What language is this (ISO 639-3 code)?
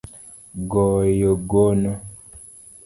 luo